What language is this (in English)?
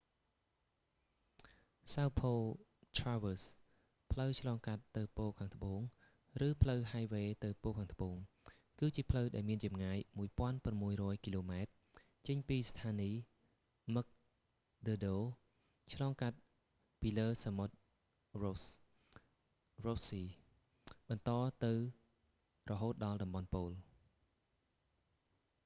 Khmer